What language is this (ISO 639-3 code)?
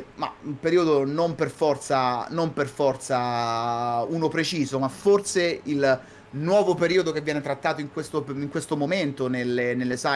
ita